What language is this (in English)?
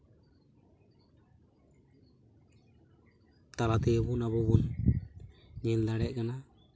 Santali